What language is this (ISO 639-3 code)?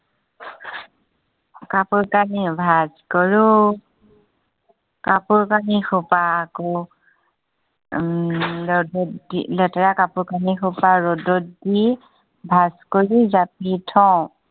asm